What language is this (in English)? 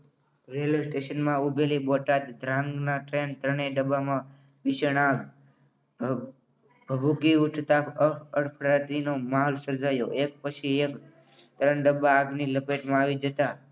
Gujarati